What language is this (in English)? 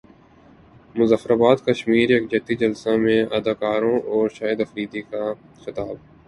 Urdu